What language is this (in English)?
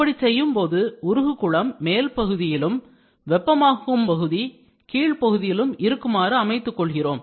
Tamil